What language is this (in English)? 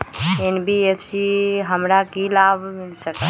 Magahi